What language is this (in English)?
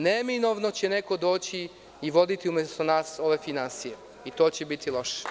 Serbian